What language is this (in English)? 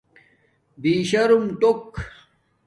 Domaaki